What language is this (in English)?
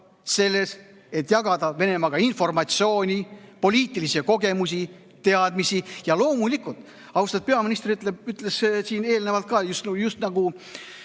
Estonian